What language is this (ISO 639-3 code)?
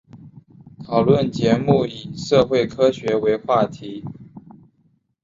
zho